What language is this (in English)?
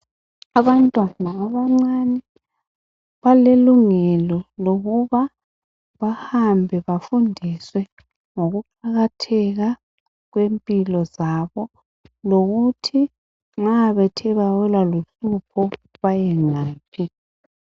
North Ndebele